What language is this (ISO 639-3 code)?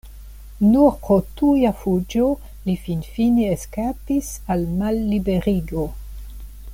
epo